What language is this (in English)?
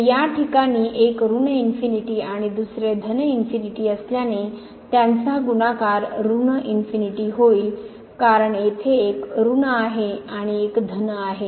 Marathi